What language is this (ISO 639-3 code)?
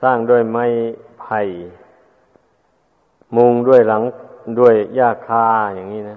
tha